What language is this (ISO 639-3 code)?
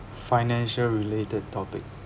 eng